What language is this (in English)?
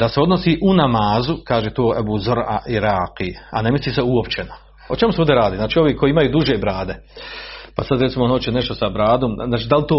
Croatian